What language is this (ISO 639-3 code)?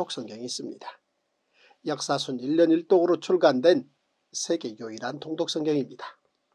kor